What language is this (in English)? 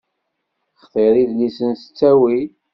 Kabyle